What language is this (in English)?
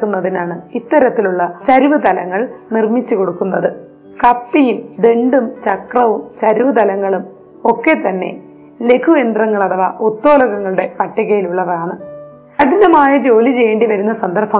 Malayalam